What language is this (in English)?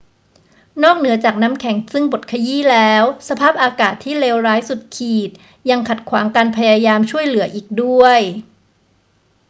Thai